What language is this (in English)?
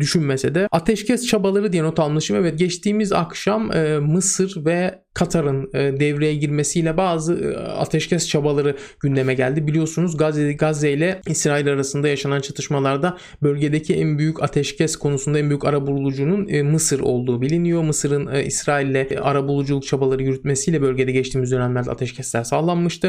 Turkish